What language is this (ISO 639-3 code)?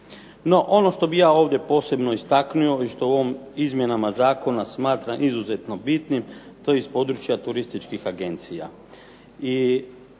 hrv